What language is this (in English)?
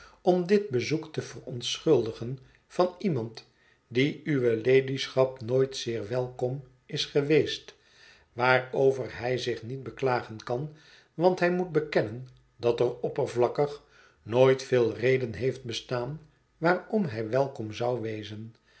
Dutch